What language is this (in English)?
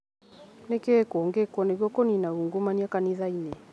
Kikuyu